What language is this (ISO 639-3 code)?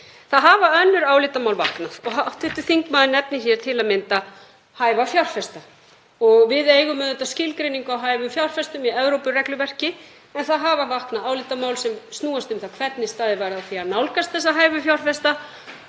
isl